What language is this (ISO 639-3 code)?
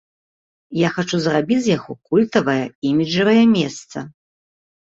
bel